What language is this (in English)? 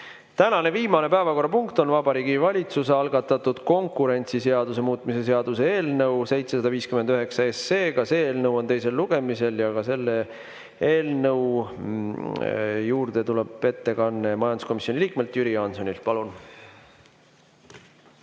Estonian